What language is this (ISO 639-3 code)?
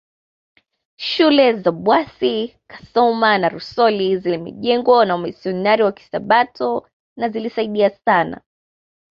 swa